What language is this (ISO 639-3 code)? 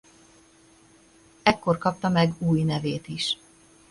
hun